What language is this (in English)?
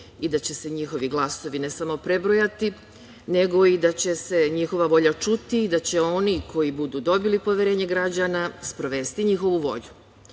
Serbian